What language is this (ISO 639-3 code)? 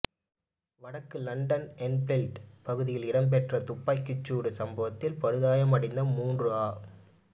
tam